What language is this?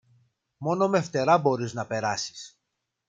Greek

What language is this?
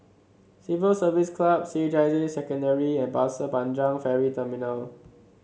English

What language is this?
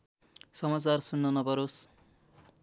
Nepali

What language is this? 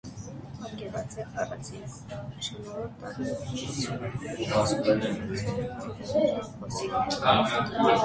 Armenian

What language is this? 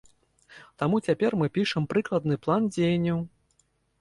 Belarusian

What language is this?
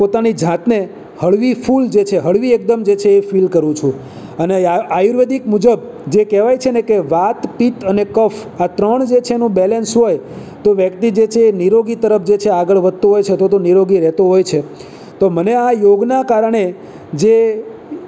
Gujarati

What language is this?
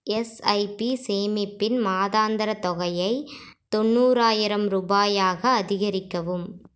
Tamil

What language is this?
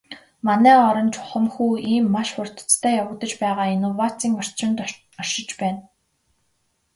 Mongolian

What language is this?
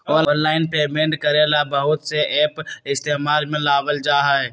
Magahi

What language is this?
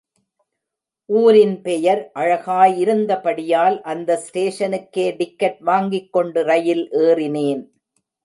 Tamil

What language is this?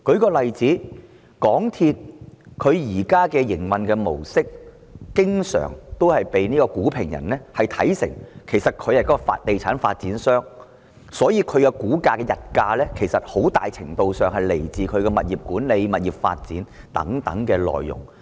Cantonese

